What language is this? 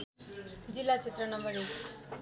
Nepali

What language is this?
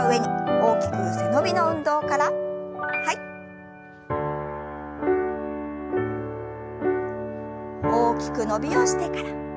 Japanese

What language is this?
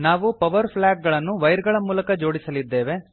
Kannada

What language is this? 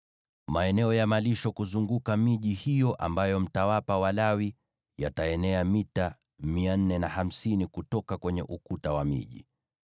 Swahili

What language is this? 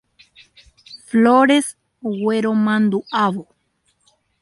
Guarani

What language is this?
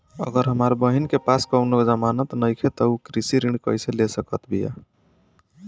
Bhojpuri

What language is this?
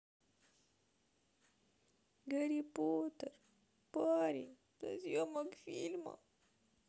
Russian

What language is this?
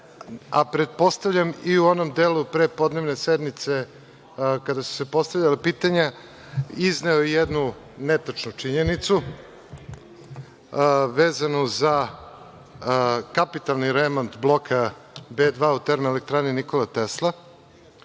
Serbian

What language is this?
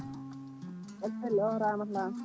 Fula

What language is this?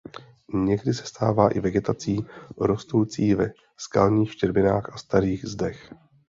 Czech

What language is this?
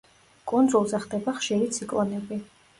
Georgian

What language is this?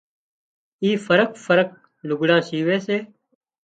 Wadiyara Koli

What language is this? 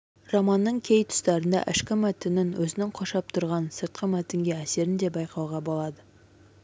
Kazakh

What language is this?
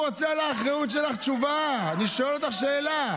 Hebrew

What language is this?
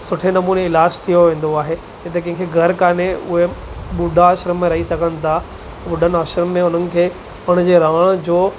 Sindhi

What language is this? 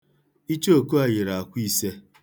Igbo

